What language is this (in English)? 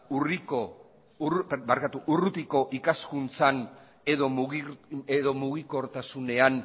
Basque